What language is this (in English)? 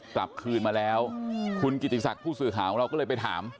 Thai